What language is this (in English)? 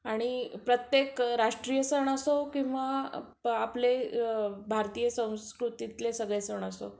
Marathi